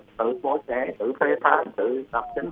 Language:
Vietnamese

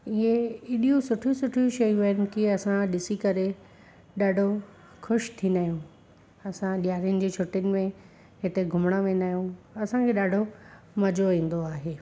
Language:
Sindhi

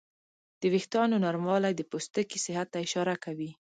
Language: Pashto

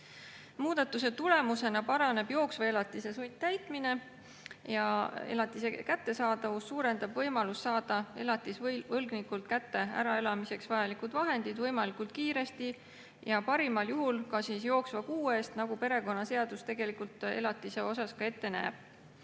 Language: Estonian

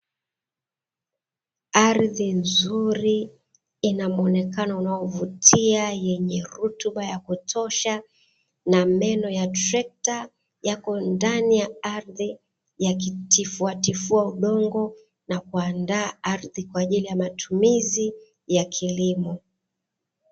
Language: Swahili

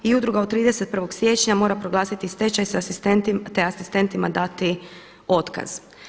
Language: Croatian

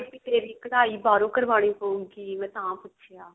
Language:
Punjabi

